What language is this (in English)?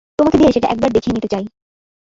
Bangla